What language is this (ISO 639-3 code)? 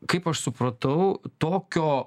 lit